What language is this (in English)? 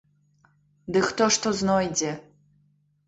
Belarusian